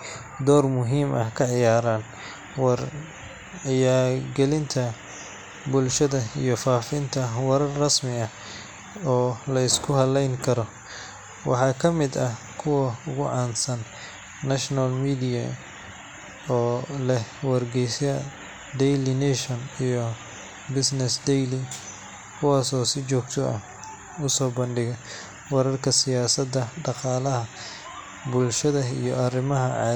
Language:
Somali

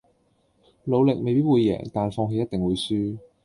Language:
Cantonese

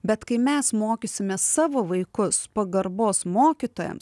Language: Lithuanian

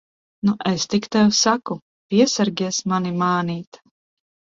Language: Latvian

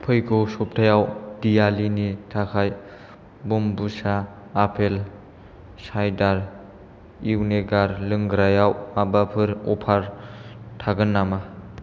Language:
Bodo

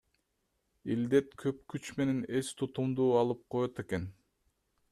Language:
Kyrgyz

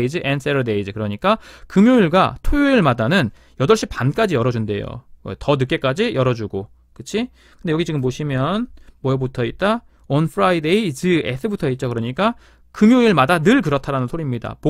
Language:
Korean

